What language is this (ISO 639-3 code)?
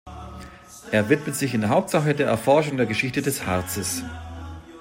deu